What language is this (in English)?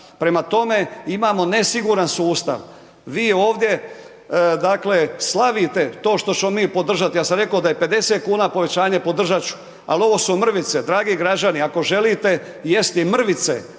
Croatian